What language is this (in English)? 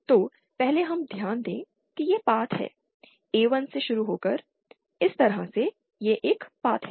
Hindi